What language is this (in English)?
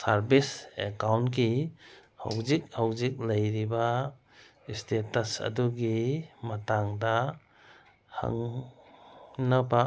Manipuri